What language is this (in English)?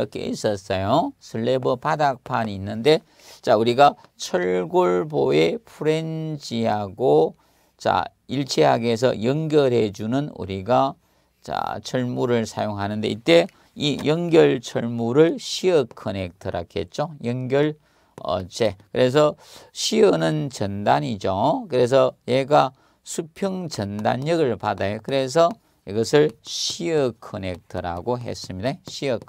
Korean